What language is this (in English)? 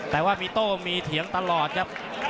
Thai